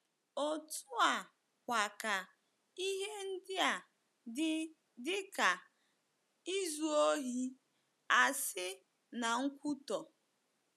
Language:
Igbo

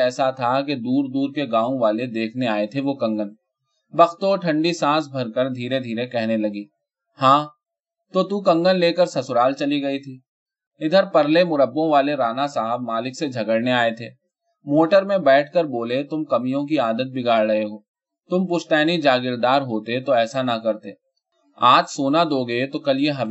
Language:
Urdu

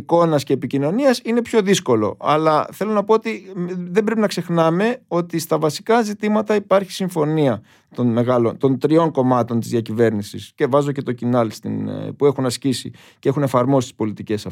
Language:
Greek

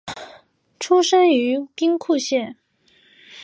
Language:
Chinese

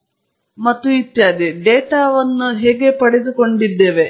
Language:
Kannada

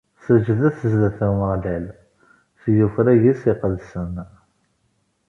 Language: Kabyle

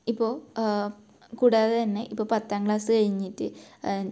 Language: Malayalam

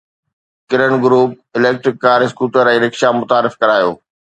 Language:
Sindhi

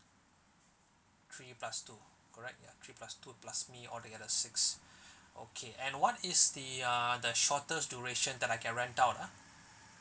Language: English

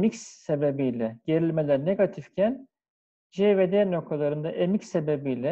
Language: Turkish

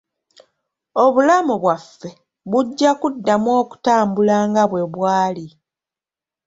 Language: Ganda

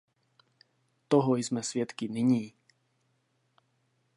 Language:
Czech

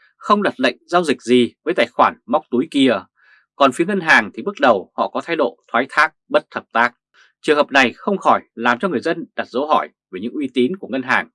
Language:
Vietnamese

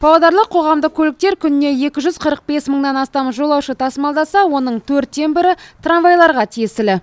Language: Kazakh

